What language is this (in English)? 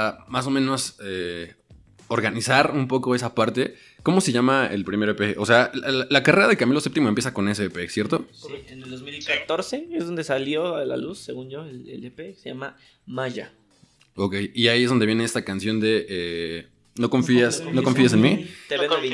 Spanish